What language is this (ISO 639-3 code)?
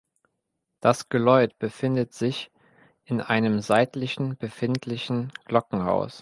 deu